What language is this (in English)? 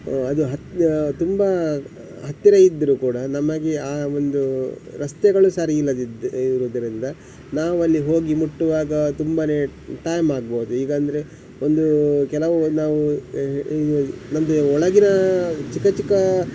Kannada